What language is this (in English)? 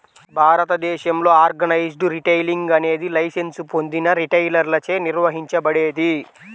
Telugu